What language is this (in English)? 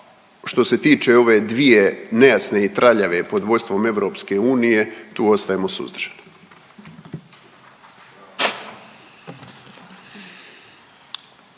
Croatian